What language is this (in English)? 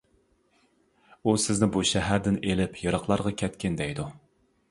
Uyghur